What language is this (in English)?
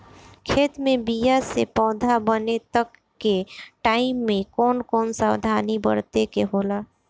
Bhojpuri